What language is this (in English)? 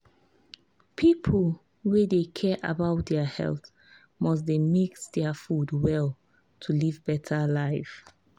Nigerian Pidgin